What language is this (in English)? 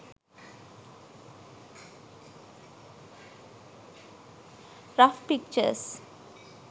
Sinhala